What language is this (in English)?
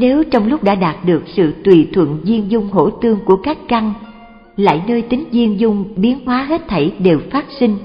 Vietnamese